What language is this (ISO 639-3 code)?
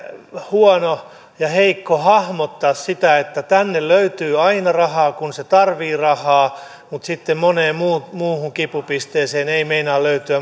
fin